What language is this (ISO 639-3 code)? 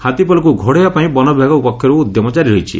ori